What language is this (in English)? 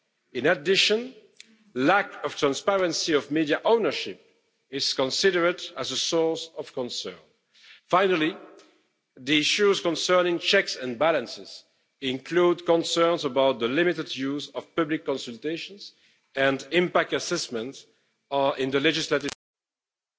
English